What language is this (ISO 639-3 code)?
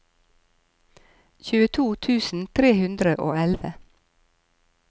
nor